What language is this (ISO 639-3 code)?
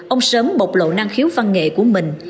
vie